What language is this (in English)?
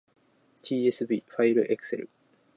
Japanese